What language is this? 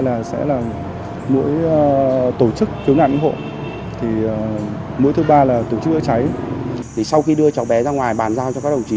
Vietnamese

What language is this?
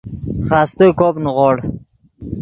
Yidgha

